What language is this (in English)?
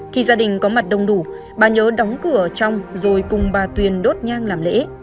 Vietnamese